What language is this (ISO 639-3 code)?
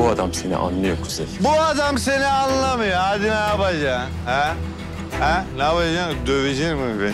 tur